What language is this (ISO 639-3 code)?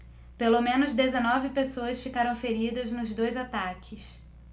por